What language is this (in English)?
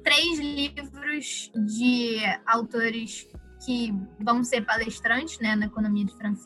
Portuguese